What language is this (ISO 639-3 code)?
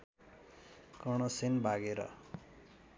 nep